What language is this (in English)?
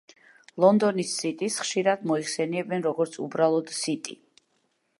Georgian